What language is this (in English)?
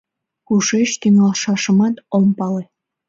Mari